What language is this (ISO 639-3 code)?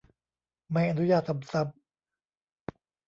tha